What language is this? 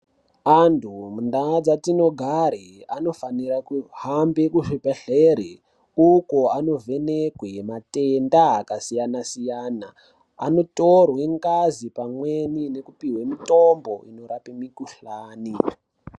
Ndau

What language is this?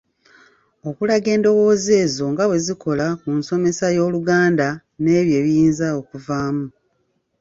Ganda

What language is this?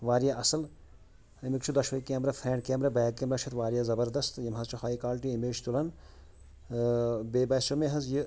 Kashmiri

